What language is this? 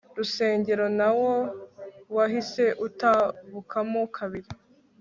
Kinyarwanda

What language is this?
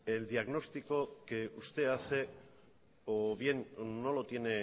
Spanish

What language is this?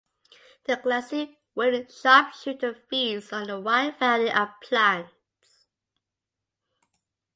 English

